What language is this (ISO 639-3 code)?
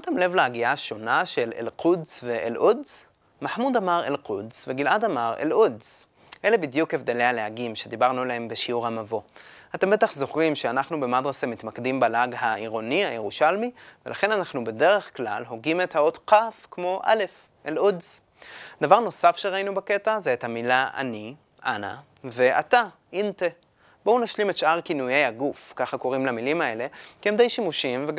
heb